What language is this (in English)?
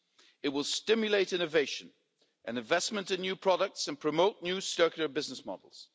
English